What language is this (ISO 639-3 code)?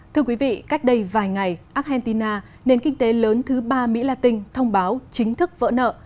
vie